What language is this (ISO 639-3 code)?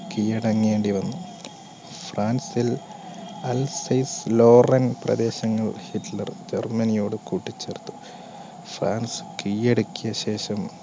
mal